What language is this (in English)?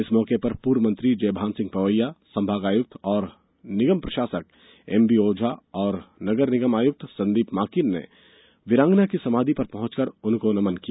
Hindi